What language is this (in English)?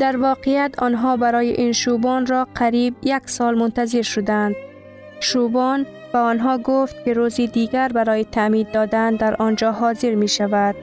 Persian